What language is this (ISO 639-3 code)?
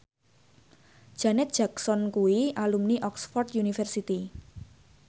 jav